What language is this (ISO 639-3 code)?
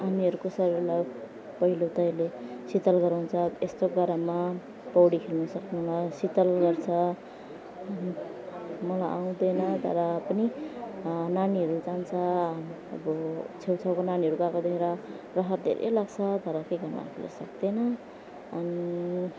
nep